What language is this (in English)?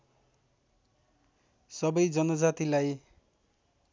Nepali